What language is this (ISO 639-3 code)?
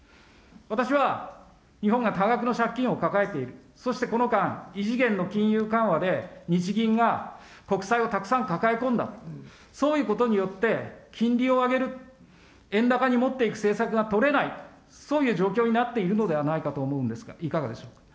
jpn